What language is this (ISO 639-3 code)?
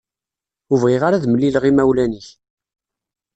kab